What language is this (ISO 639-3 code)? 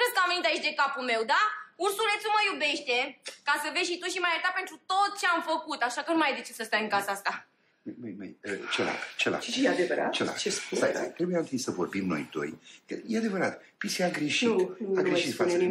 ron